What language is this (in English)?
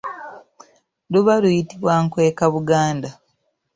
Ganda